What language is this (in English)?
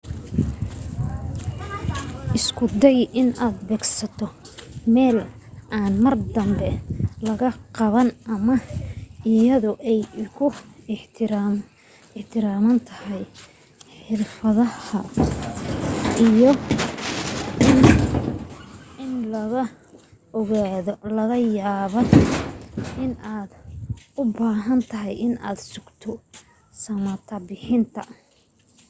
Somali